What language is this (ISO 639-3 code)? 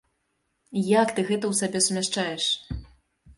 bel